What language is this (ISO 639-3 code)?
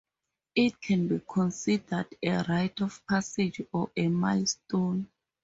eng